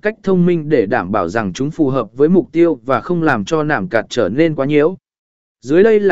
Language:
Vietnamese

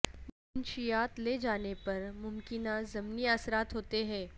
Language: Urdu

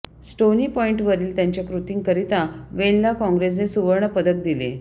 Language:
Marathi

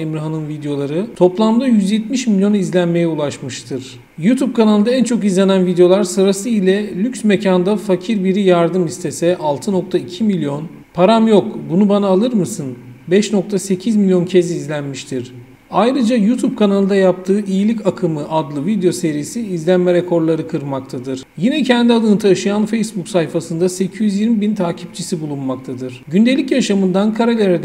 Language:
Turkish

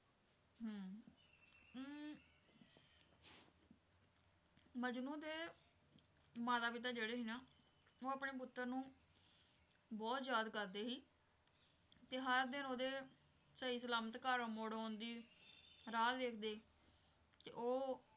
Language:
Punjabi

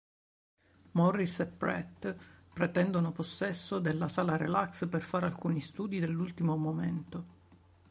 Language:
Italian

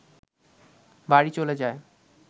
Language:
Bangla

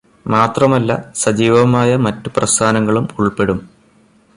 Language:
Malayalam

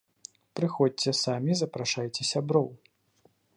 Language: Belarusian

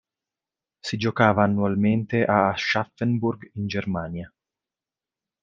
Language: Italian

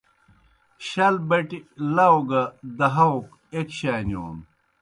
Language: Kohistani Shina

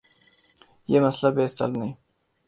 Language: Urdu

